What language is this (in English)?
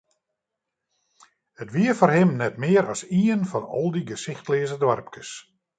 Western Frisian